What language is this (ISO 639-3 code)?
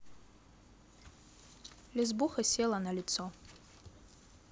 rus